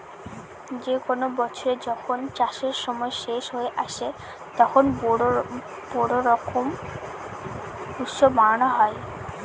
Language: Bangla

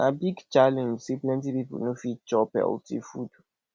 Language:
Nigerian Pidgin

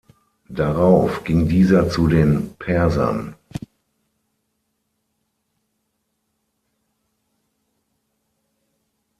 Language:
German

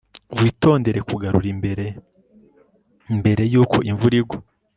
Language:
Kinyarwanda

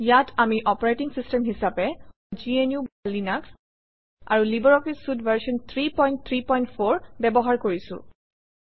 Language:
Assamese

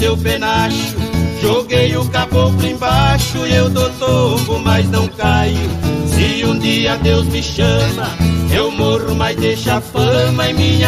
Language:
Portuguese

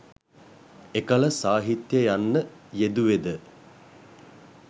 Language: Sinhala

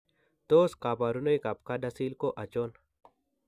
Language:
Kalenjin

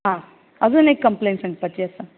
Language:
Konkani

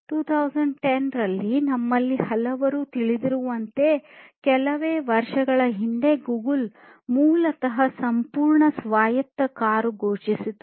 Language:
Kannada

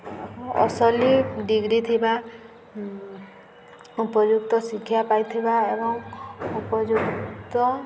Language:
Odia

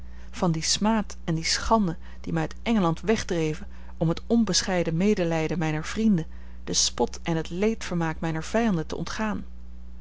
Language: Dutch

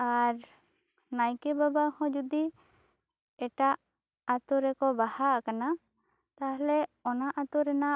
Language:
Santali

